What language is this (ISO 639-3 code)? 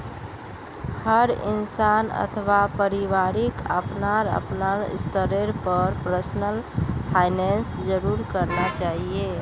mag